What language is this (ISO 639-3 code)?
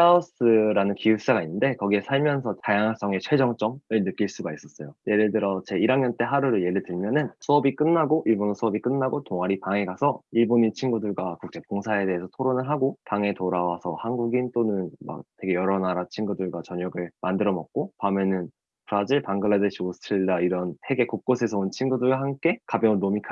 kor